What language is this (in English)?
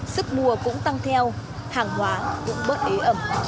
Vietnamese